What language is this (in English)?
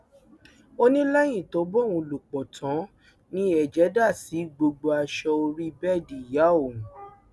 Yoruba